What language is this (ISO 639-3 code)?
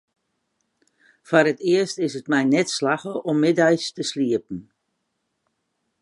fry